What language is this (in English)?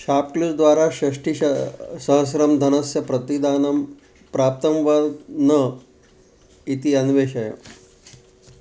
Sanskrit